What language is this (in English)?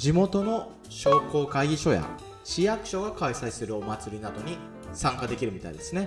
Japanese